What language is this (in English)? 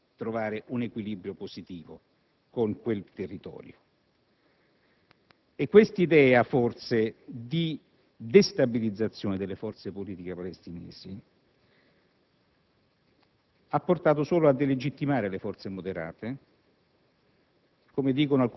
Italian